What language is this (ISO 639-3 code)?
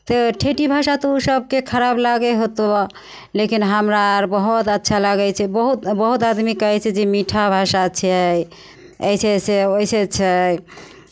mai